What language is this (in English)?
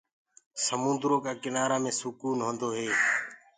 Gurgula